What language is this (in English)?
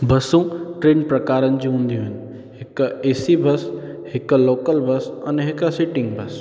Sindhi